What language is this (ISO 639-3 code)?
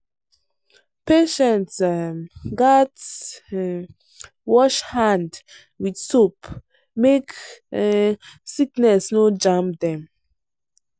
pcm